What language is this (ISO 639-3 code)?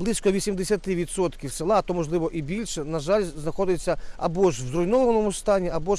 ukr